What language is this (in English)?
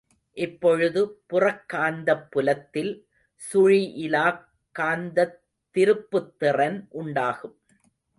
Tamil